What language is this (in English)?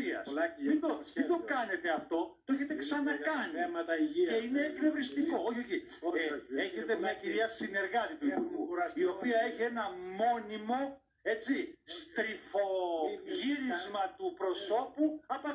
Greek